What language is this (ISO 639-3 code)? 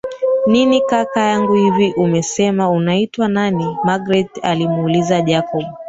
swa